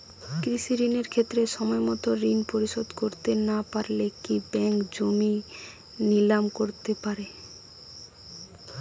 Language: Bangla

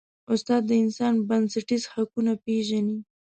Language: Pashto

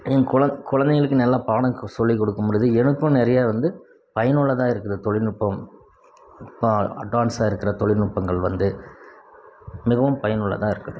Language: Tamil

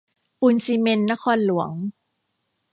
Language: Thai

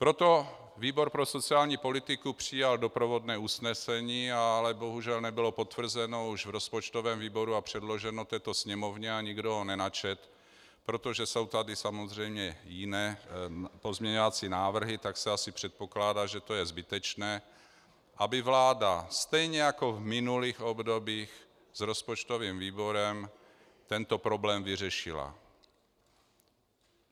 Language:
Czech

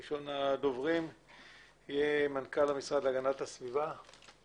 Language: Hebrew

